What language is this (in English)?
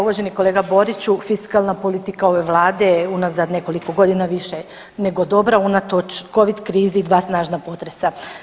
Croatian